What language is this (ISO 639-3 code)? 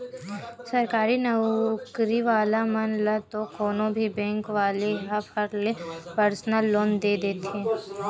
hne